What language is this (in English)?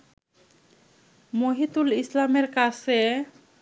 Bangla